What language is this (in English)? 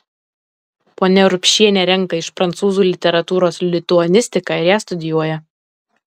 Lithuanian